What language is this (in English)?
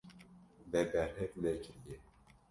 Kurdish